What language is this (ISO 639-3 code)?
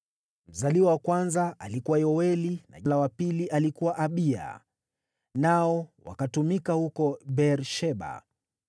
swa